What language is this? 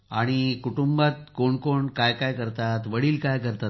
Marathi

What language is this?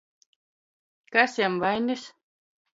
Latgalian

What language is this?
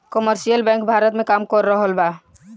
Bhojpuri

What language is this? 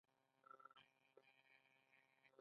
Pashto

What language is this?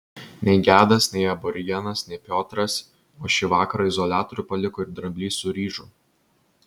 Lithuanian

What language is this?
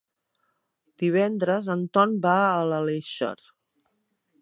Catalan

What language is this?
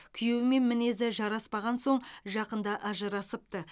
Kazakh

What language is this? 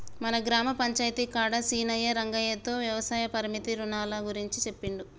Telugu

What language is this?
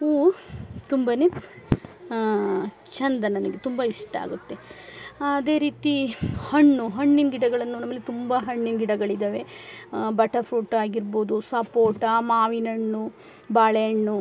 Kannada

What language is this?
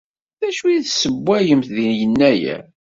Kabyle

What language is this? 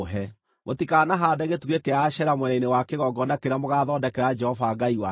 Kikuyu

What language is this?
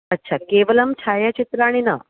Sanskrit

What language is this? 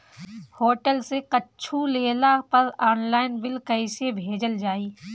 Bhojpuri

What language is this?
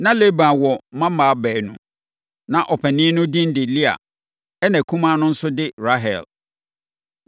Akan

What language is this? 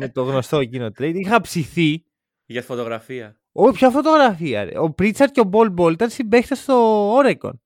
Greek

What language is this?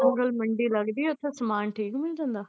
Punjabi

